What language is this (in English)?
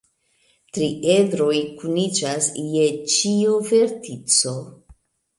Esperanto